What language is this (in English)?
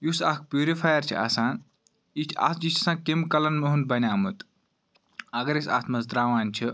Kashmiri